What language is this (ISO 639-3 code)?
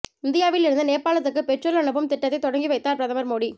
tam